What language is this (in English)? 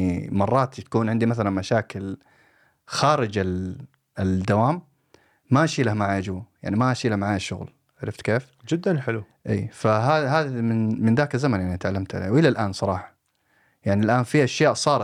Arabic